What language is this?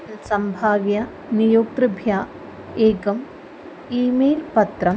Sanskrit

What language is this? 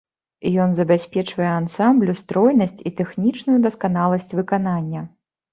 Belarusian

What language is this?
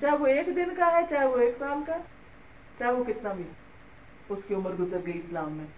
Urdu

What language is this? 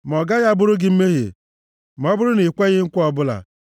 Igbo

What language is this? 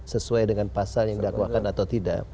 Indonesian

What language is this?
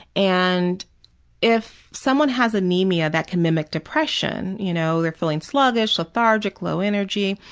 English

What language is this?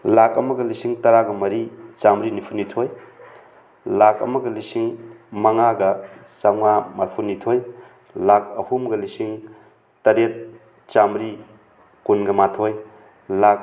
Manipuri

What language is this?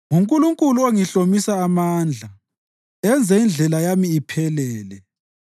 North Ndebele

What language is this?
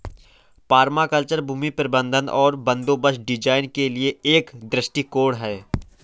Hindi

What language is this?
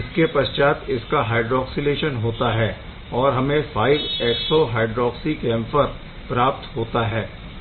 Hindi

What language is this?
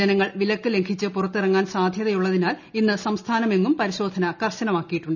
Malayalam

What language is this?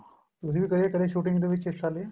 Punjabi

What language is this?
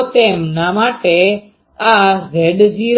Gujarati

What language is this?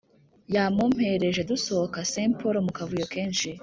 Kinyarwanda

